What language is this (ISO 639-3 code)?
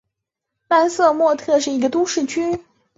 zho